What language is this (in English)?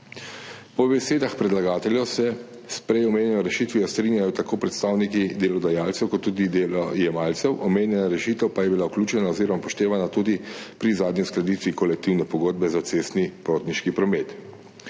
Slovenian